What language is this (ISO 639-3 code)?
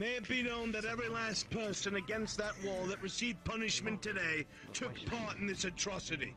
eng